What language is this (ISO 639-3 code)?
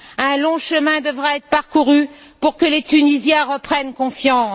fra